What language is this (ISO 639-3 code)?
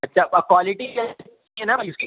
urd